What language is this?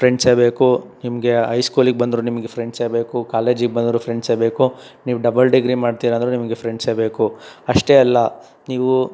Kannada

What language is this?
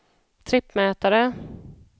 Swedish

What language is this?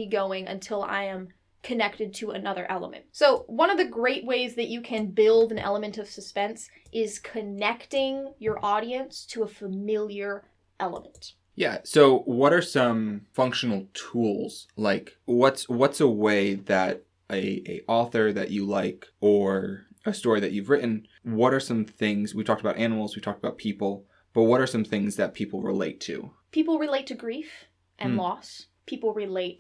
English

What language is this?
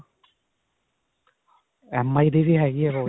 Punjabi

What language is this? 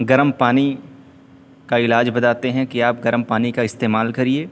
Urdu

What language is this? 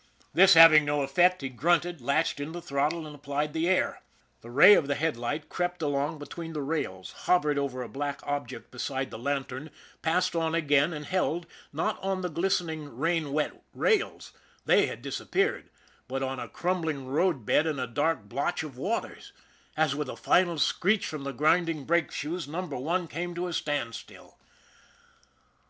English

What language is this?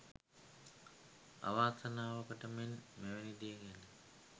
Sinhala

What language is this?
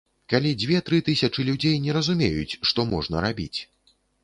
Belarusian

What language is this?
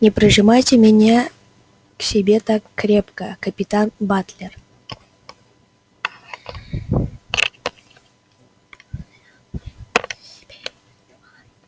Russian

